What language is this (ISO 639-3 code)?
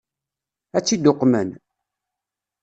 kab